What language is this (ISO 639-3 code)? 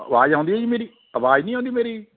pan